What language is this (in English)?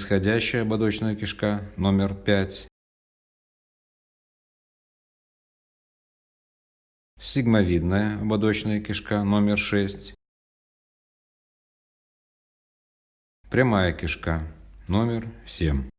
Russian